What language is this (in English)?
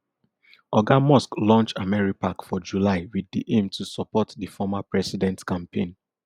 Nigerian Pidgin